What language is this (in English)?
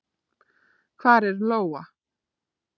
Icelandic